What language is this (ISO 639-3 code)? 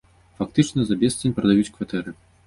bel